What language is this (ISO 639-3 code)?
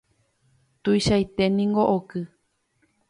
grn